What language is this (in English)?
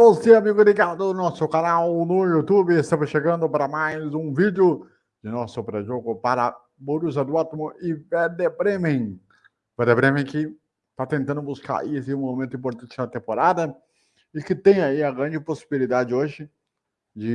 Portuguese